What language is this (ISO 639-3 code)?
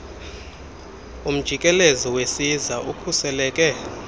xho